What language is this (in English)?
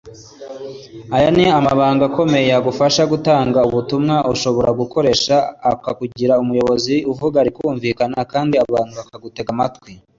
Kinyarwanda